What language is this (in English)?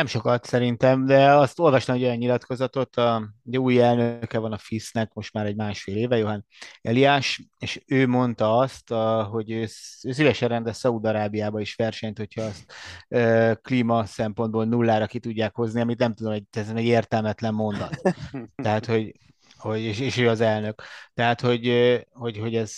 Hungarian